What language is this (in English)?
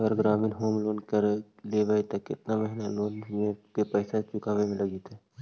Magahi